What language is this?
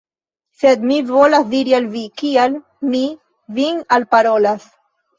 Esperanto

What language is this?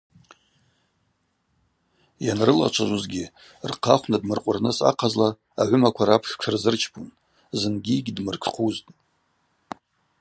Abaza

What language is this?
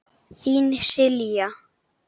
Icelandic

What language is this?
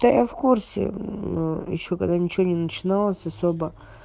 Russian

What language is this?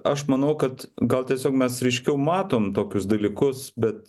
Lithuanian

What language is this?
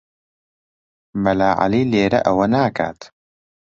Central Kurdish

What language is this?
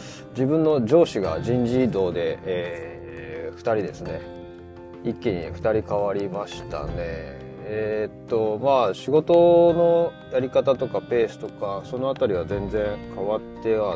Japanese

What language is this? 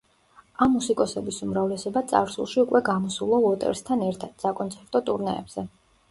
Georgian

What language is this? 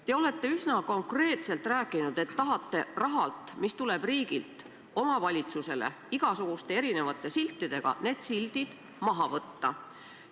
Estonian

